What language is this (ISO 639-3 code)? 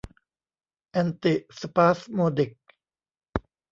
tha